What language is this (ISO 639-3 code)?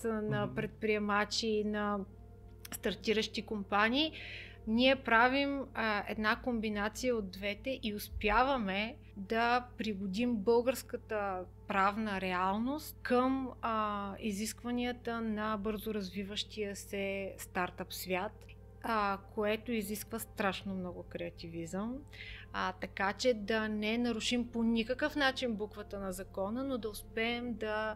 bul